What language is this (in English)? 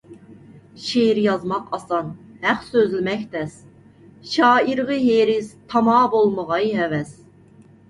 Uyghur